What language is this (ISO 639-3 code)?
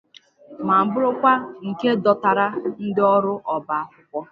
ibo